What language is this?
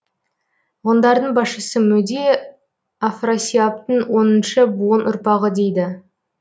Kazakh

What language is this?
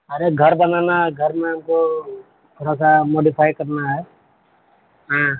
Urdu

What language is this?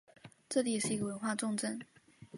Chinese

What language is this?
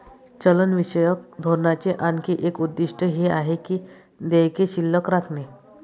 Marathi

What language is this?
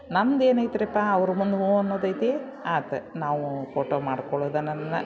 Kannada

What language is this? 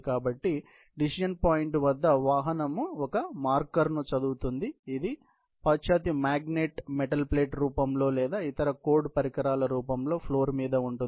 Telugu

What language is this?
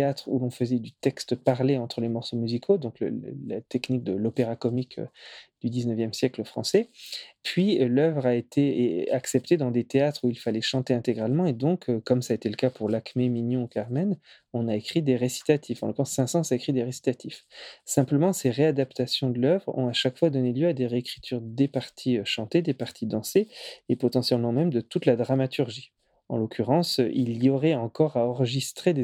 French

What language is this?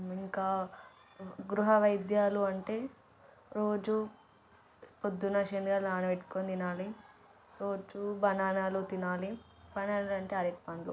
Telugu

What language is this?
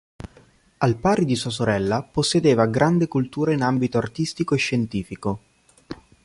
Italian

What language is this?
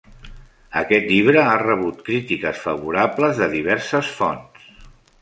Catalan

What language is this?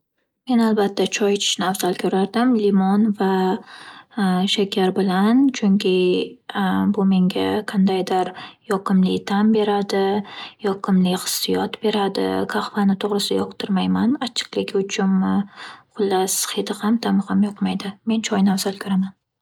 Uzbek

